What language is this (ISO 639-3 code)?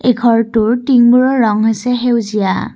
asm